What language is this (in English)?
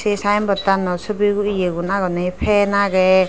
Chakma